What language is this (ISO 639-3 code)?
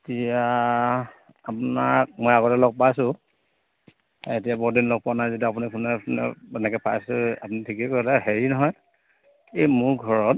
asm